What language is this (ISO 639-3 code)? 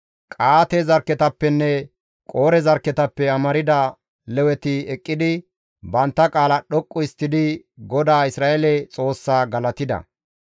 gmv